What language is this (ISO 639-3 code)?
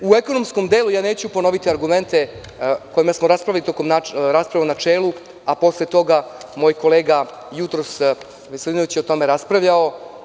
srp